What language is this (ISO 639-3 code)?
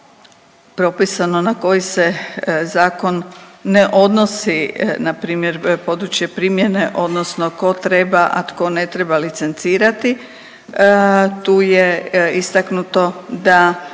hrv